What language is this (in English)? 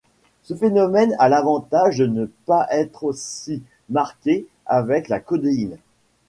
French